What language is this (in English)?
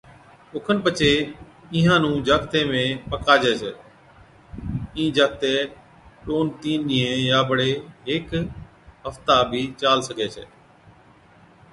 Od